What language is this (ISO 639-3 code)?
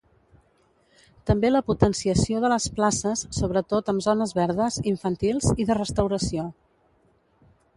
cat